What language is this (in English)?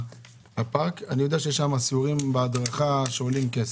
Hebrew